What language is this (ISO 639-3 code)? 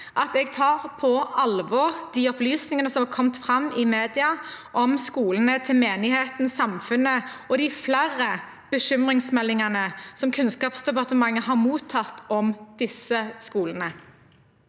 nor